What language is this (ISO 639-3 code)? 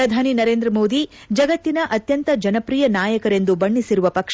kan